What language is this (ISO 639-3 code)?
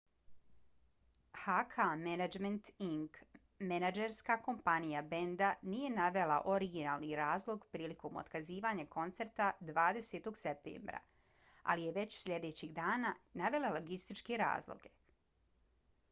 bos